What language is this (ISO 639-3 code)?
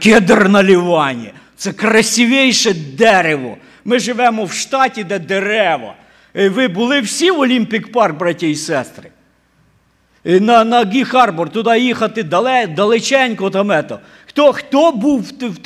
ukr